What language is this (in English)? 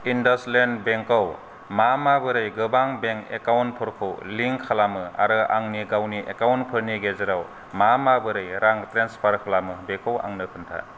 Bodo